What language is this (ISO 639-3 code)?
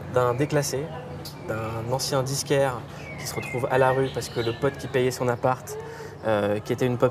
fra